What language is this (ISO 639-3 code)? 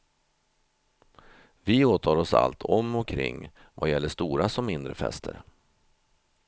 swe